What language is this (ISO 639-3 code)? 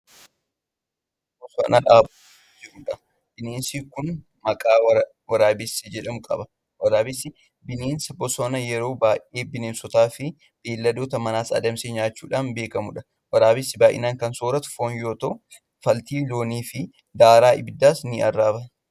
orm